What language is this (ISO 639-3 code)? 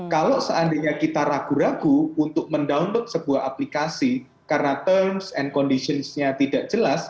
ind